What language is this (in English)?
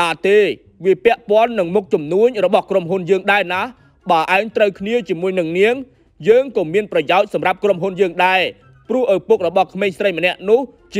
Vietnamese